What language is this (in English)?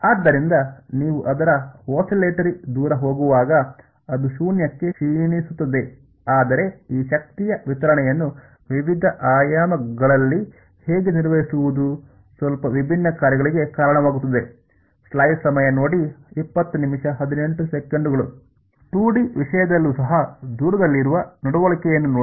Kannada